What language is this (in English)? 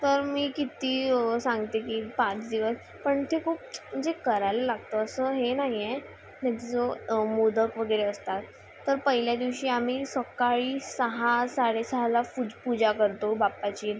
Marathi